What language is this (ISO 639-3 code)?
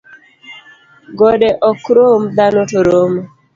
luo